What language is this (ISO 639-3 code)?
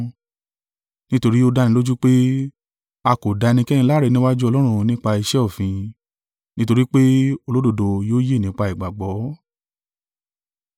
yor